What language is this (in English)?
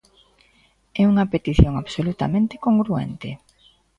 Galician